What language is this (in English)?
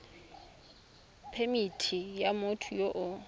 Tswana